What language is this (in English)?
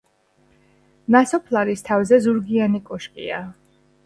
Georgian